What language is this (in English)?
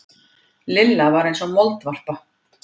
Icelandic